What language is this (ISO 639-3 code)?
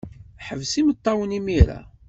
kab